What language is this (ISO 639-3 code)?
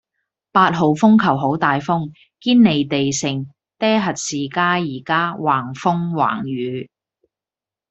yue